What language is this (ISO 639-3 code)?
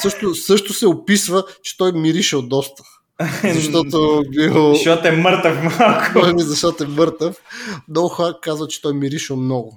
bul